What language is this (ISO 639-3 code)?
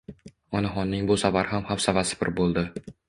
uzb